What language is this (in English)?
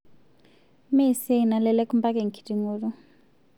Masai